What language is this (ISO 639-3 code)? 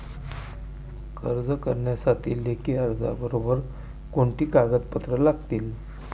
mar